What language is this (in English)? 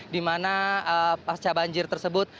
Indonesian